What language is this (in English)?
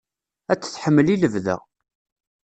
Kabyle